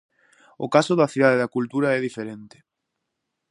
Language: Galician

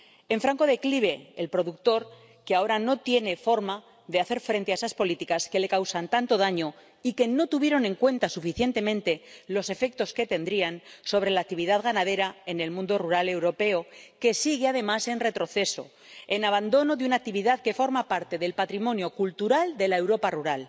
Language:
Spanish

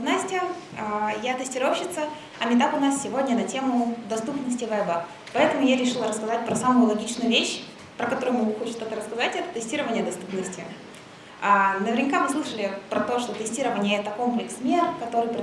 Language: Russian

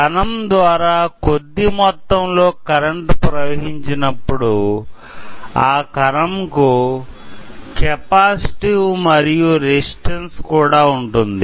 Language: Telugu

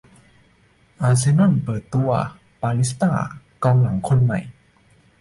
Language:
Thai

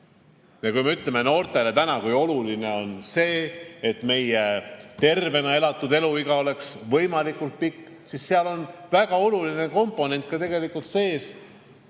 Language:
Estonian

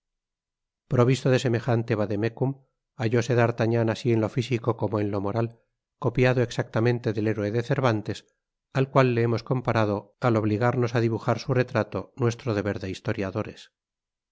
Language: Spanish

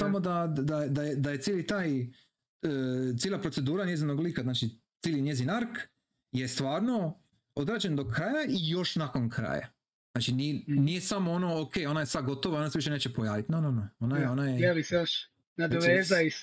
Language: Croatian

